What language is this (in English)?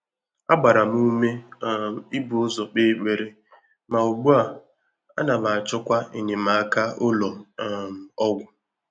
Igbo